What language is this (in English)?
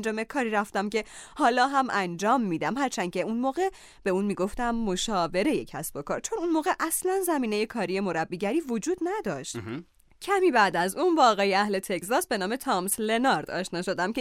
Persian